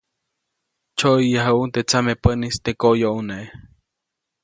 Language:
Copainalá Zoque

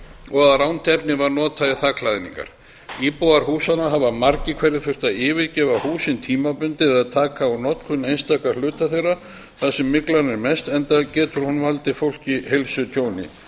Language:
Icelandic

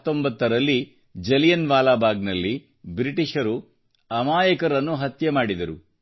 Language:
Kannada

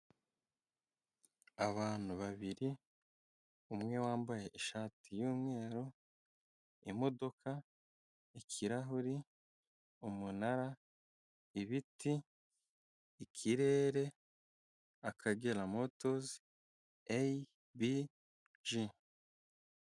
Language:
Kinyarwanda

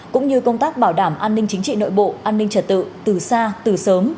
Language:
Vietnamese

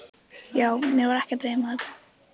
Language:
Icelandic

